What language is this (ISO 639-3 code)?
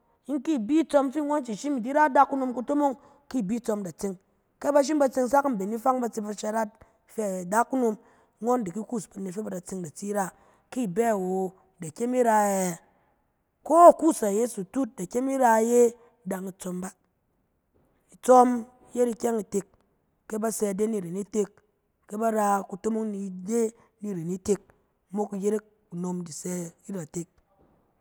cen